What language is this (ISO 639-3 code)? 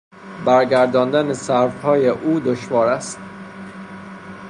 fas